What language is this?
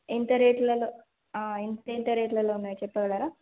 Telugu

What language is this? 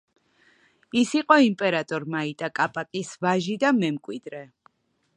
Georgian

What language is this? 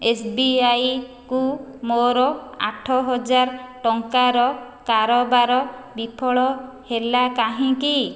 Odia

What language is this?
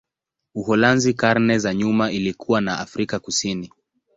Swahili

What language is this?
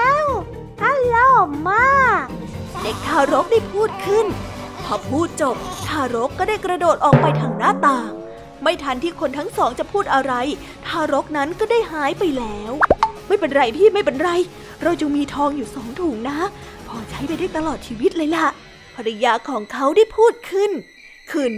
Thai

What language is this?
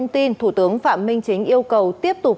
Vietnamese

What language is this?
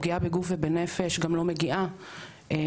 Hebrew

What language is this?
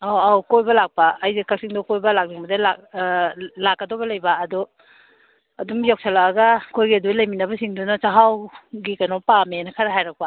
Manipuri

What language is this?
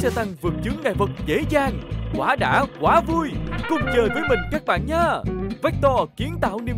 Vietnamese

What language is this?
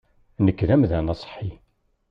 Kabyle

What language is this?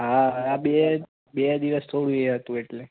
Gujarati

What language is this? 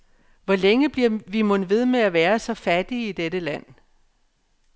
Danish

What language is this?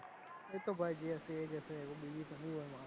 Gujarati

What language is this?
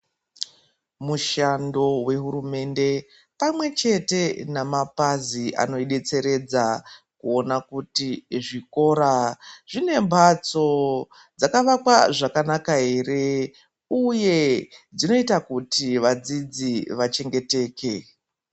Ndau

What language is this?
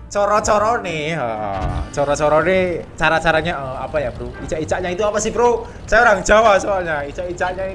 Indonesian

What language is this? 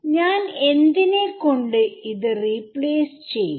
Malayalam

